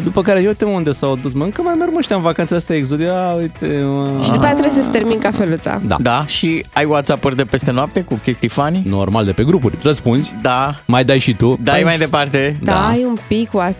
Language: Romanian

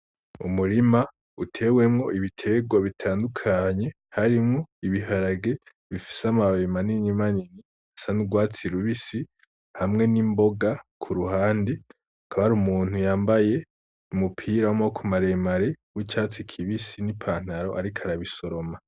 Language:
Rundi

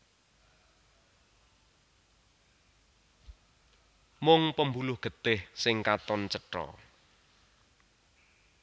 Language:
Javanese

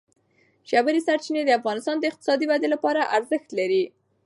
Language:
Pashto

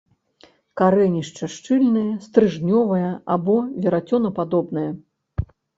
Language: Belarusian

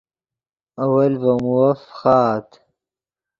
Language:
Yidgha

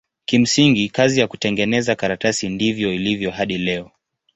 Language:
Swahili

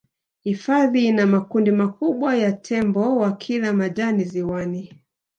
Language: Swahili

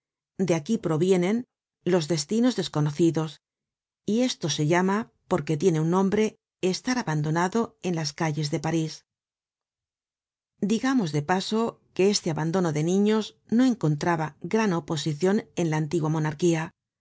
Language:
Spanish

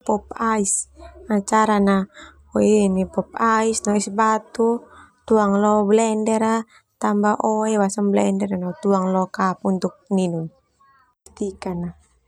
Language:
Termanu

